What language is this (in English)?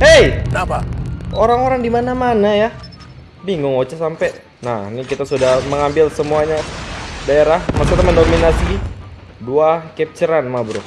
Indonesian